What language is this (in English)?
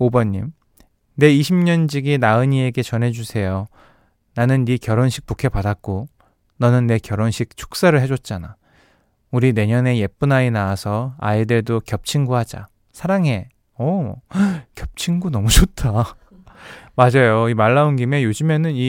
Korean